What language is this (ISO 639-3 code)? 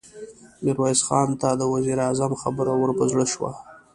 pus